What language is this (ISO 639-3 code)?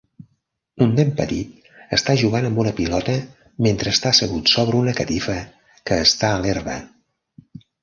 cat